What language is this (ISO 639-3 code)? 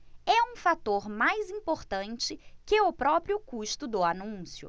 por